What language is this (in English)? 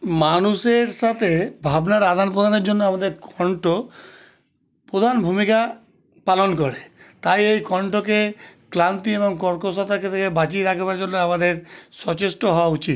Bangla